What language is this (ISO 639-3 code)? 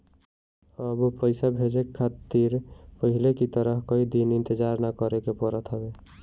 bho